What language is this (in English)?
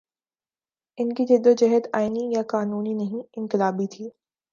Urdu